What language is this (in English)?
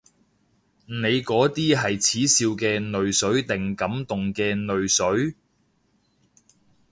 Cantonese